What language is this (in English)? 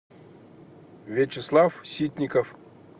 Russian